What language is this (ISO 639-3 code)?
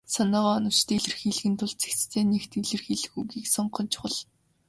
mon